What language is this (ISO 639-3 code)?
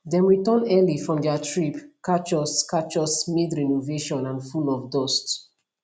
pcm